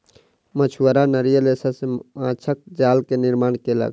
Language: Maithili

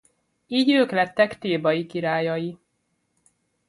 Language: Hungarian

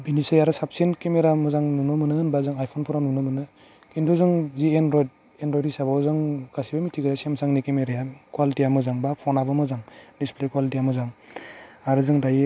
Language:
Bodo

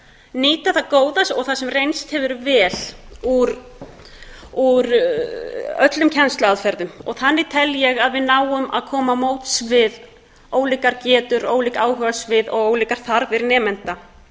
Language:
Icelandic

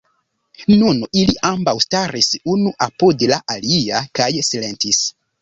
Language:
Esperanto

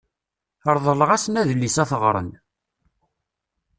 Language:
Kabyle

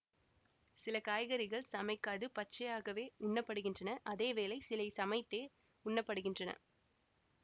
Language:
Tamil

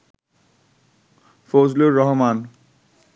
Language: Bangla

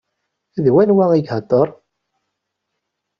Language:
Kabyle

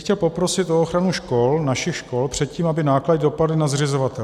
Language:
Czech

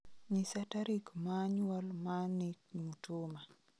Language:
Luo (Kenya and Tanzania)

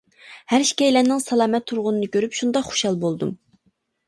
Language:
Uyghur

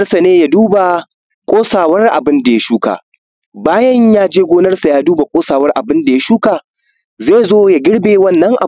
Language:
Hausa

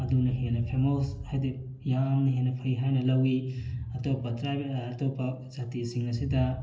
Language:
Manipuri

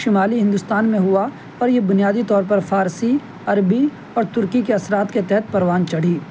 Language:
Urdu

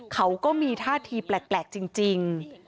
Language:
Thai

